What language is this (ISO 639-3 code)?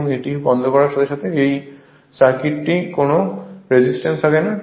ben